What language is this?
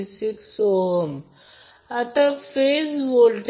Marathi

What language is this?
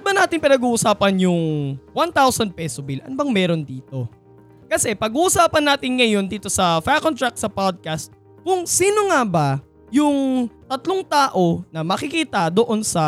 Filipino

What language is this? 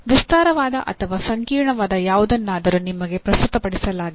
Kannada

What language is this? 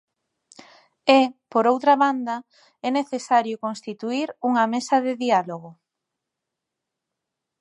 Galician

